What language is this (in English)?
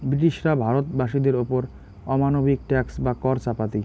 Bangla